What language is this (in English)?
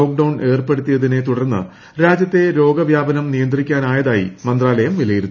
Malayalam